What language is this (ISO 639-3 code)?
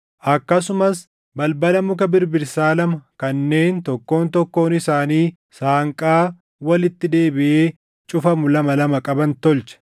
orm